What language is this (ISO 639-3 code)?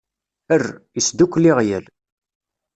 kab